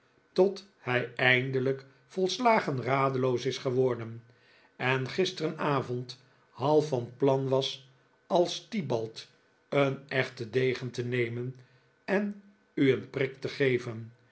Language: Dutch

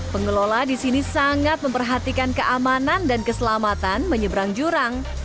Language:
Indonesian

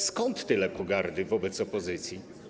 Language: Polish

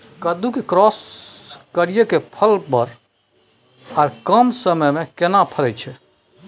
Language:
Maithili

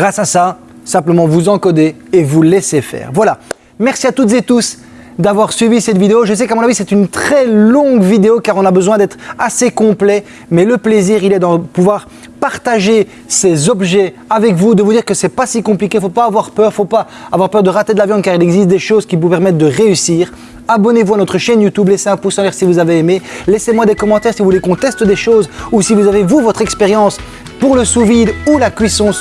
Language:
French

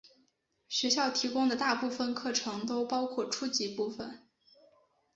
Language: Chinese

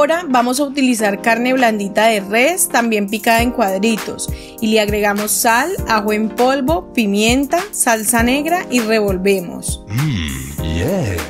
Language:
Spanish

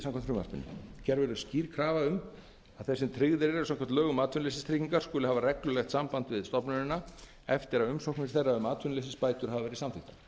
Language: Icelandic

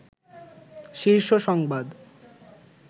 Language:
Bangla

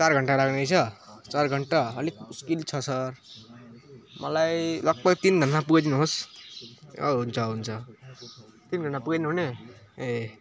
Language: Nepali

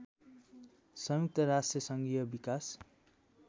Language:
Nepali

